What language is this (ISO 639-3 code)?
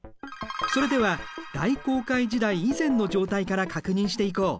jpn